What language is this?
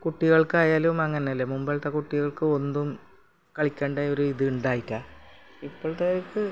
Malayalam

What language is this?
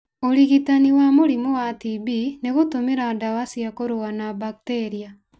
Kikuyu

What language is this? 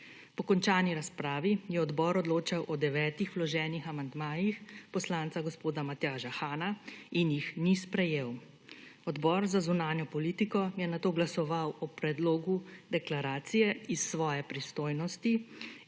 Slovenian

